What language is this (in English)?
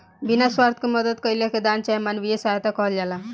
Bhojpuri